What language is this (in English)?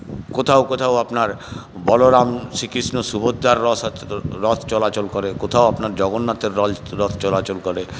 Bangla